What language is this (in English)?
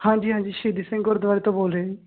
Punjabi